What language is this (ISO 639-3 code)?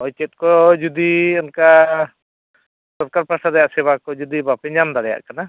sat